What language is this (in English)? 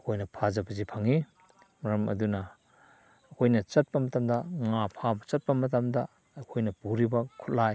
Manipuri